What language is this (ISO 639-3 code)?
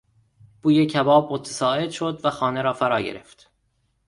fas